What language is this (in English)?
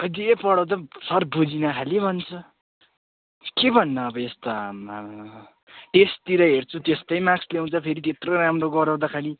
Nepali